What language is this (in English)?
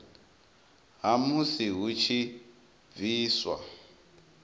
Venda